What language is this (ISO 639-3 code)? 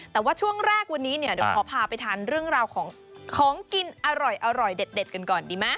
tha